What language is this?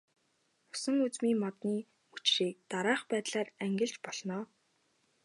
Mongolian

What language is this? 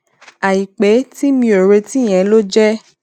Yoruba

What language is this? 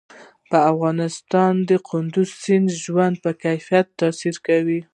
Pashto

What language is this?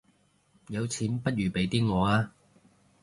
Cantonese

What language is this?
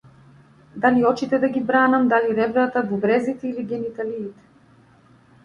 Macedonian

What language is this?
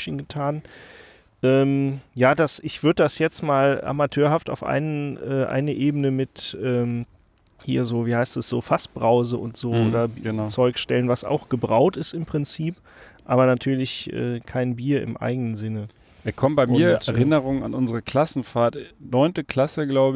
German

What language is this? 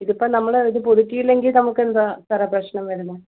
Malayalam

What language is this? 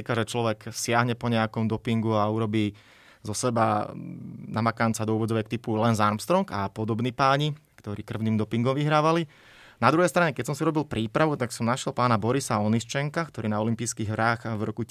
Slovak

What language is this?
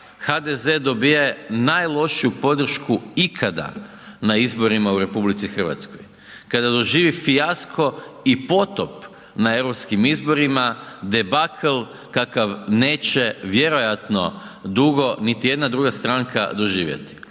Croatian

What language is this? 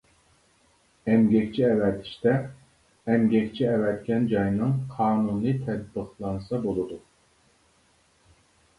Uyghur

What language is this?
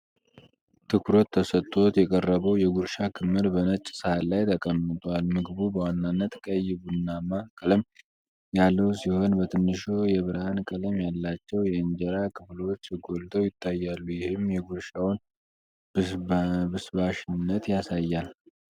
Amharic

